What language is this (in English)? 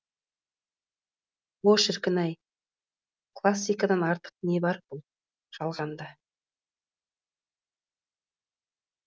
Kazakh